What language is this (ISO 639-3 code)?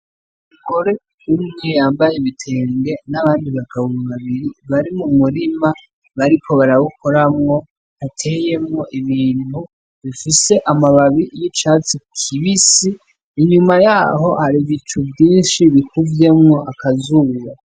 run